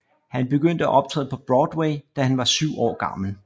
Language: Danish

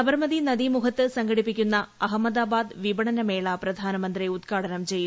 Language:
Malayalam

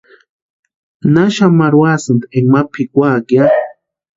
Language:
Western Highland Purepecha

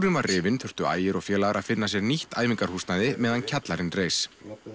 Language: Icelandic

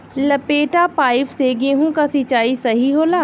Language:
Bhojpuri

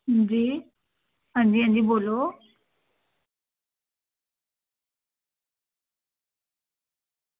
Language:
Dogri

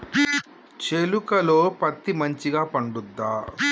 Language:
Telugu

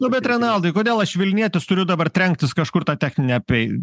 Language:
Lithuanian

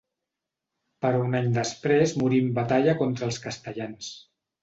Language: Catalan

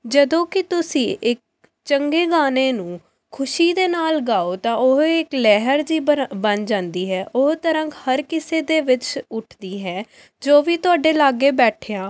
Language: Punjabi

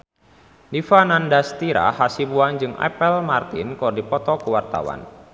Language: Sundanese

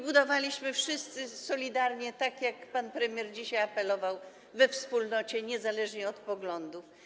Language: Polish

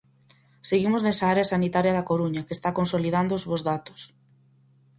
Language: Galician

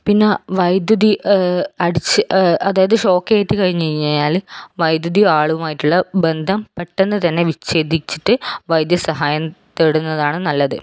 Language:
Malayalam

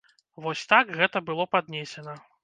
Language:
Belarusian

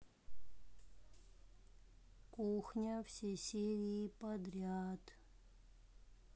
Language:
Russian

